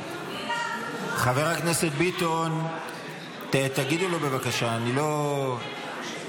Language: Hebrew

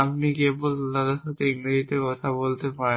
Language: Bangla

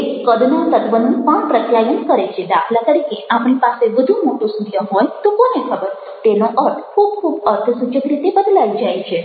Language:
Gujarati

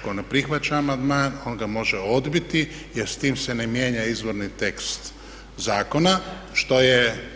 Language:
Croatian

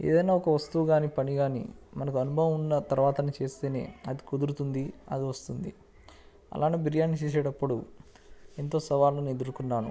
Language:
Telugu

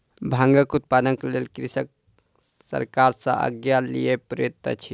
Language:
Maithili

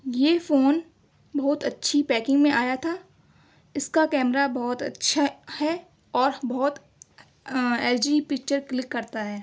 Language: Urdu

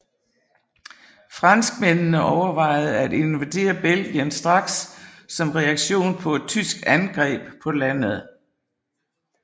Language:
Danish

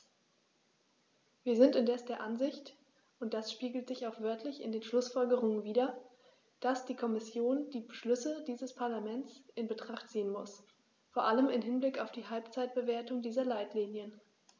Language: German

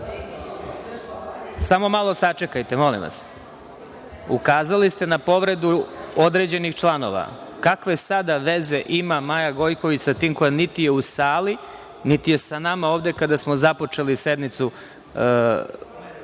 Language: Serbian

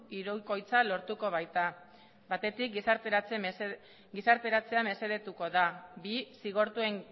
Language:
Basque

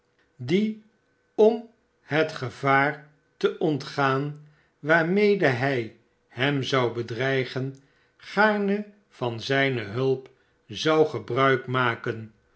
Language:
Dutch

